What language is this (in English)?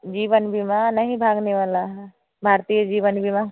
Hindi